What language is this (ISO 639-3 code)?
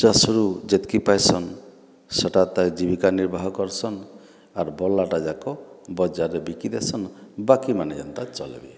ori